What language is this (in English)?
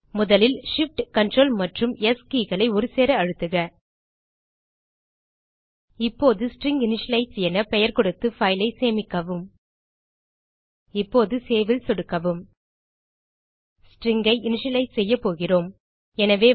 Tamil